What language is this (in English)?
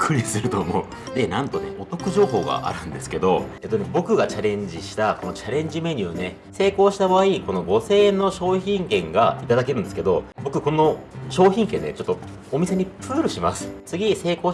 Japanese